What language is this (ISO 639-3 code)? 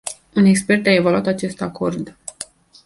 ron